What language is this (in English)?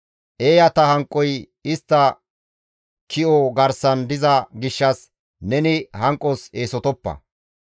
Gamo